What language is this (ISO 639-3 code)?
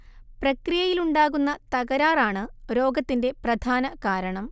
mal